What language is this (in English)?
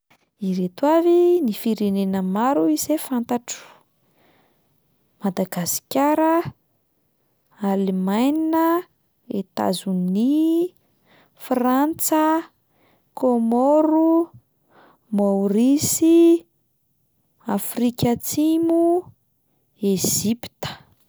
Malagasy